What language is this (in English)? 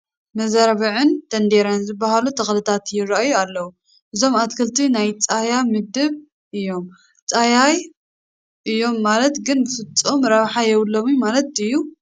Tigrinya